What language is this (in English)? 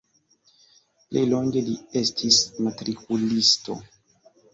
Esperanto